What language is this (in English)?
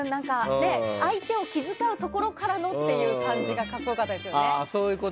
Japanese